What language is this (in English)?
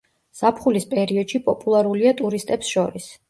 Georgian